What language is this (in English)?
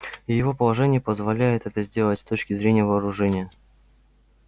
Russian